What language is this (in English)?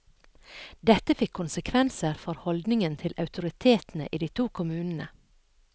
Norwegian